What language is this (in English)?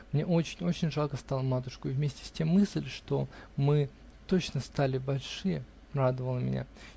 Russian